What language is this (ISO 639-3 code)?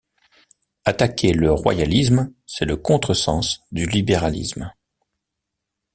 fra